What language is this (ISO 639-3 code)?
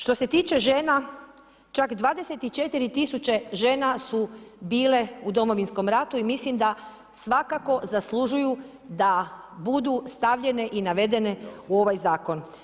hrv